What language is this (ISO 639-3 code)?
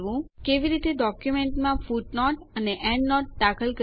guj